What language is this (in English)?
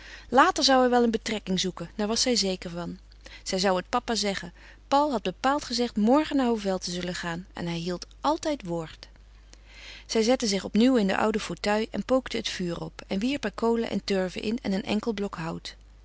Dutch